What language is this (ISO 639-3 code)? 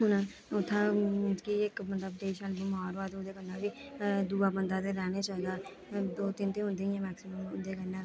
doi